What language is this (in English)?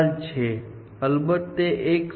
Gujarati